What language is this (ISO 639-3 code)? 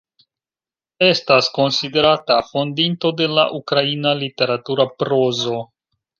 epo